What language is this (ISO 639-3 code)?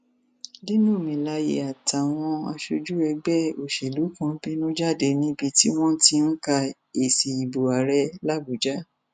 yor